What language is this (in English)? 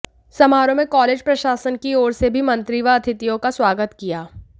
Hindi